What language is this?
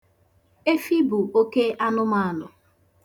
Igbo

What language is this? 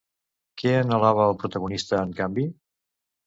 Catalan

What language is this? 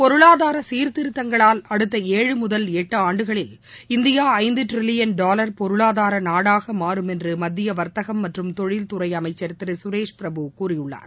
Tamil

